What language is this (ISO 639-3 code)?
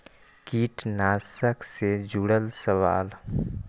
mag